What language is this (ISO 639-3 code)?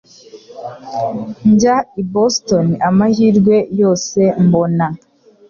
kin